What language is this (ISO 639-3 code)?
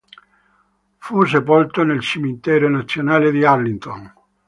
ita